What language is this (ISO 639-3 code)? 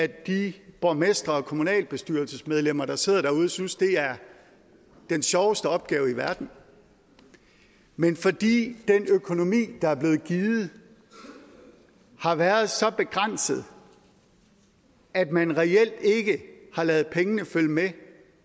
dan